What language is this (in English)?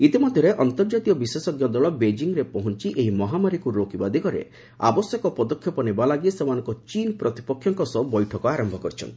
Odia